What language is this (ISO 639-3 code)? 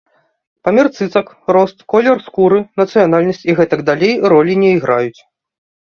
bel